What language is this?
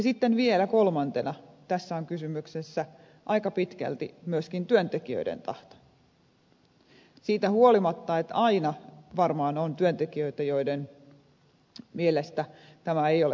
Finnish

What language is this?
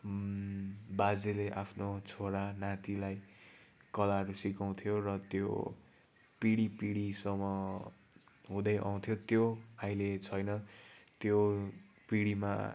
Nepali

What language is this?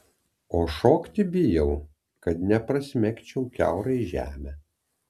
Lithuanian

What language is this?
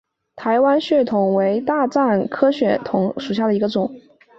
Chinese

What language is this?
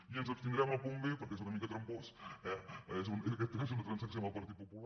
Catalan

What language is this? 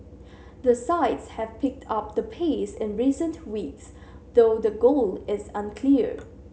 English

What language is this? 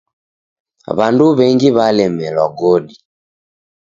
Taita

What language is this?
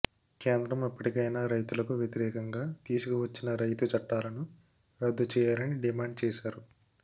Telugu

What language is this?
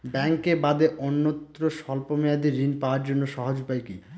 Bangla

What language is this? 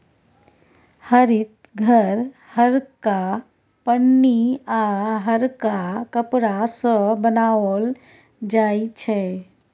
Maithili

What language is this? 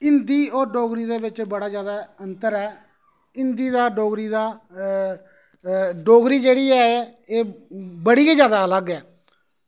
Dogri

